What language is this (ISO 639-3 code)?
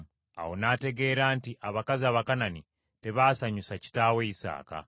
lug